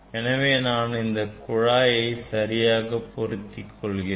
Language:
Tamil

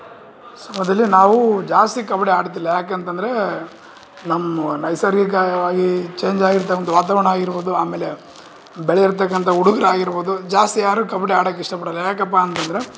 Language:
Kannada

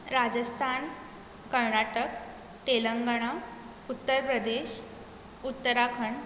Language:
Konkani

